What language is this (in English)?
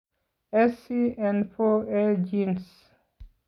Kalenjin